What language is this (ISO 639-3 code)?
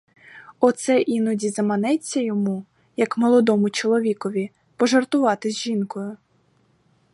ukr